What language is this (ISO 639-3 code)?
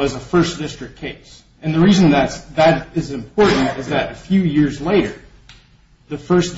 eng